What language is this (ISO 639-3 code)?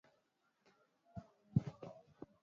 swa